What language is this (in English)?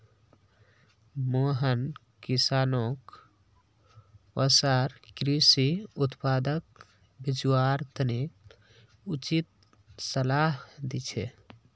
Magahi